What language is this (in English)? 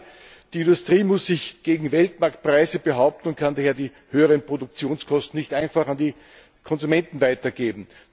German